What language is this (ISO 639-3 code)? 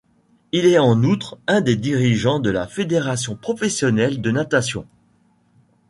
fra